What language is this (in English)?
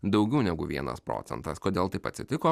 Lithuanian